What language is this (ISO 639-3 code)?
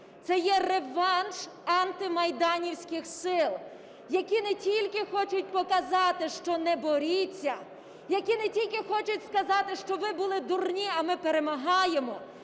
ukr